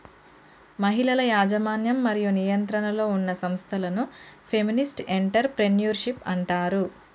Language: Telugu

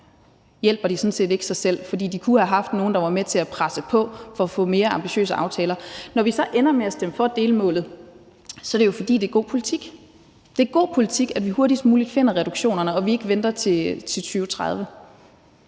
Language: Danish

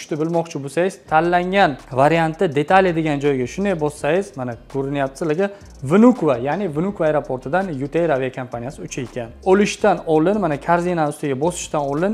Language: Turkish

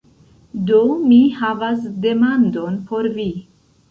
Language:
Esperanto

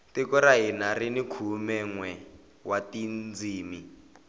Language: Tsonga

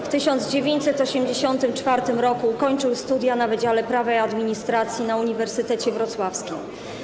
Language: Polish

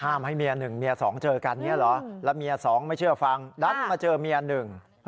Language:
Thai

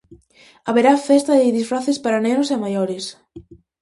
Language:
Galician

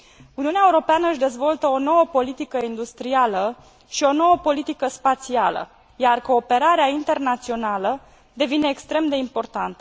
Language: Romanian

